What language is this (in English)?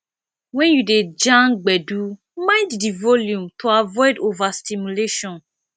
Nigerian Pidgin